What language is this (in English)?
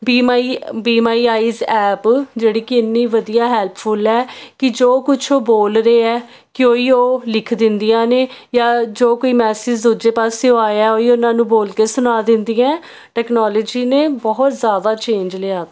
Punjabi